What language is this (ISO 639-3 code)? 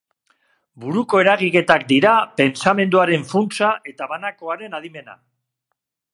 eus